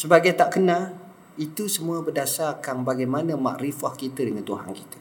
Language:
Malay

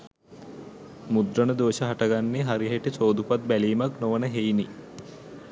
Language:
Sinhala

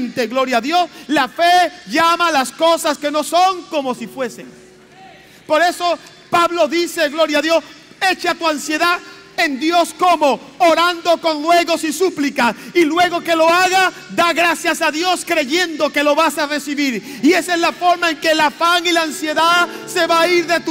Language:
Spanish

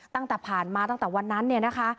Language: Thai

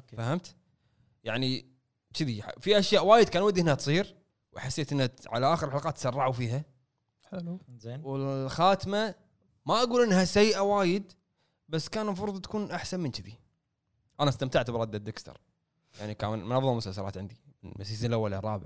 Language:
Arabic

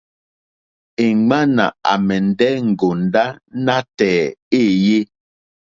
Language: Mokpwe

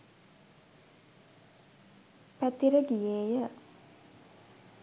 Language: Sinhala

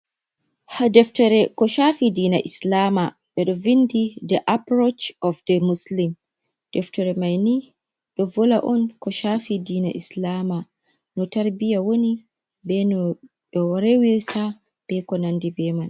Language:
Fula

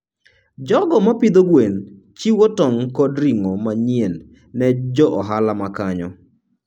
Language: Luo (Kenya and Tanzania)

